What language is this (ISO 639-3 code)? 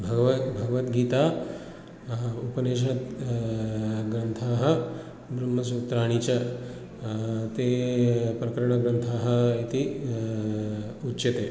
san